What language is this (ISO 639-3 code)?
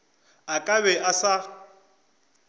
nso